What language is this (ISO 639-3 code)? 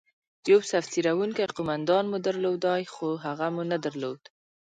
pus